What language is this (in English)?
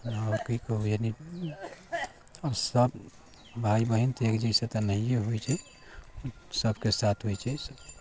Maithili